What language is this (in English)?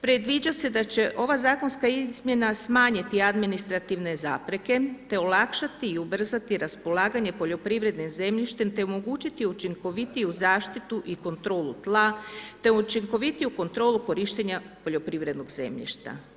Croatian